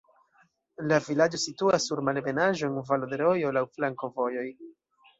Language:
Esperanto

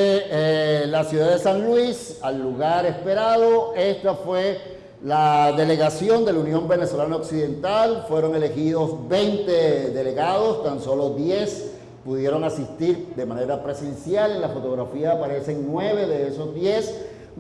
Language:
Spanish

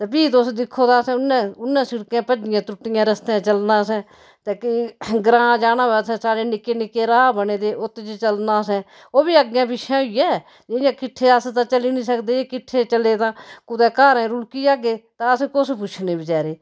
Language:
Dogri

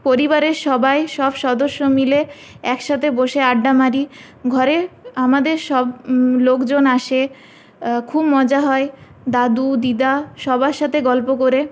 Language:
Bangla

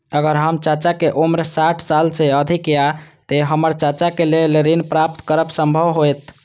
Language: Maithili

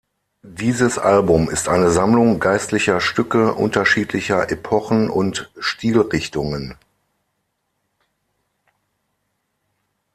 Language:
German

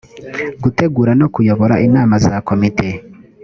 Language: Kinyarwanda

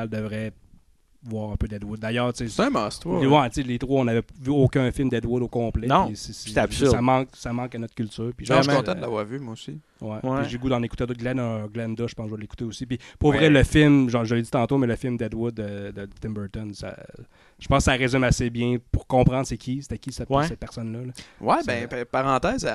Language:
French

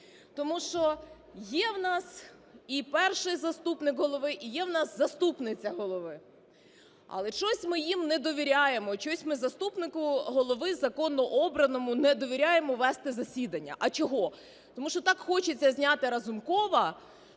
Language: Ukrainian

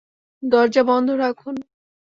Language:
Bangla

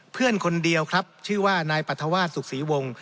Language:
Thai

